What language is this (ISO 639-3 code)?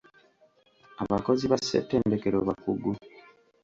lug